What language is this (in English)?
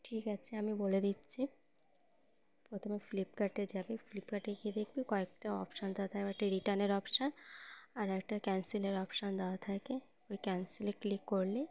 Bangla